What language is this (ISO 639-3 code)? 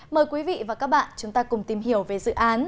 vie